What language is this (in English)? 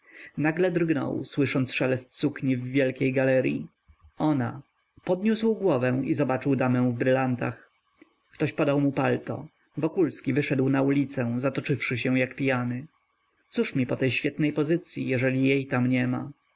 Polish